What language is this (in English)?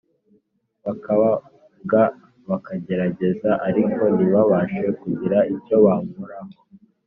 Kinyarwanda